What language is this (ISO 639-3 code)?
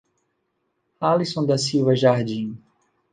por